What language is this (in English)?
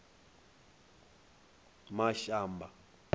Venda